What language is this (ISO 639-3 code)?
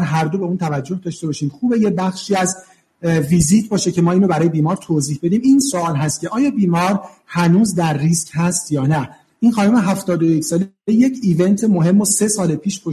fas